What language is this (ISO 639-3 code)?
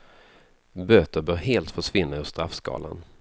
swe